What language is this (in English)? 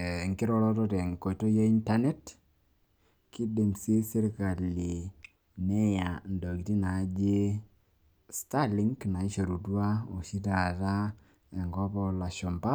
Masai